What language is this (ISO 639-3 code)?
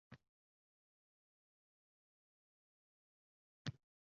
uzb